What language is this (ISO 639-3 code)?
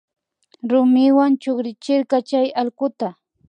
qvi